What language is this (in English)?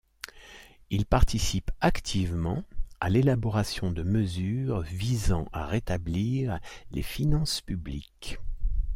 French